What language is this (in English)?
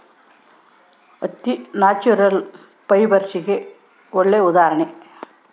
Kannada